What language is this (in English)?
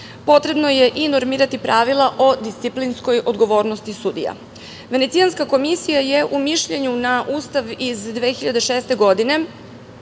Serbian